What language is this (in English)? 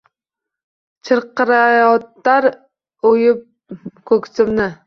Uzbek